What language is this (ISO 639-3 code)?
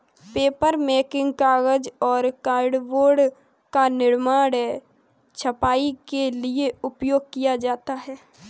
hin